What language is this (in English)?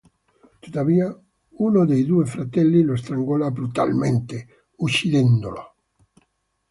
Italian